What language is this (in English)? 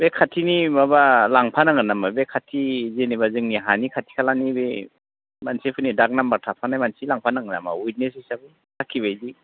Bodo